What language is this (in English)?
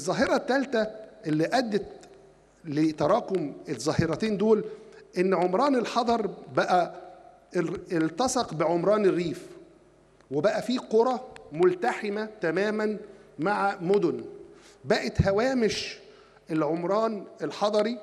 Arabic